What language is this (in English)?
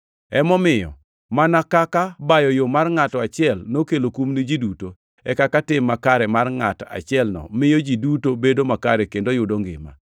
Luo (Kenya and Tanzania)